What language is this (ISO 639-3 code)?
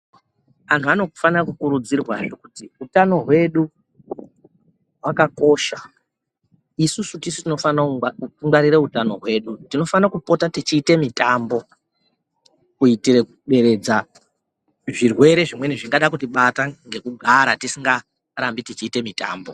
ndc